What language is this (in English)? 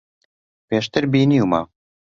Central Kurdish